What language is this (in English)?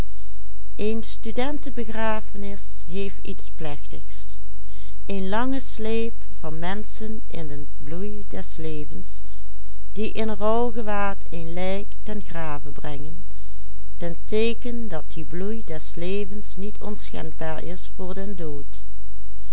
Dutch